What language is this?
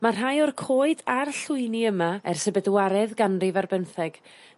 Welsh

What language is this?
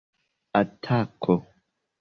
Esperanto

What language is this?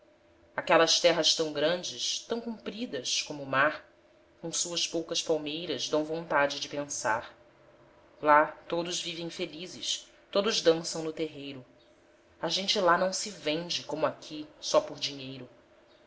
Portuguese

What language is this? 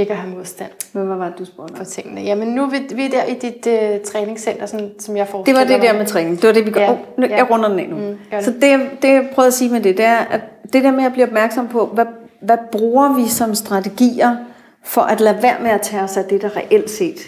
Danish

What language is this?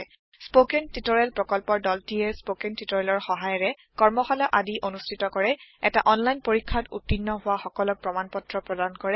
Assamese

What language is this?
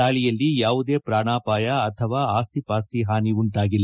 Kannada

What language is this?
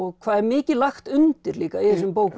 Icelandic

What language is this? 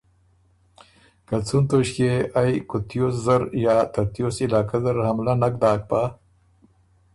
Ormuri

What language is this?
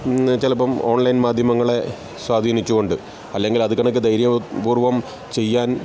Malayalam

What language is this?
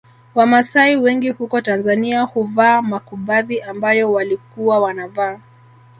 Swahili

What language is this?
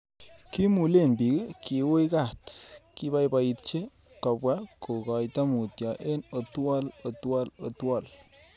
Kalenjin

